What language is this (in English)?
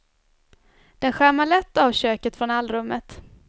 Swedish